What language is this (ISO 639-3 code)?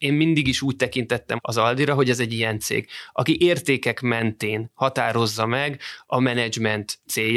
hun